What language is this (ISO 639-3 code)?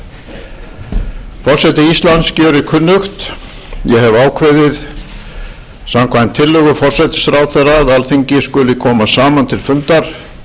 isl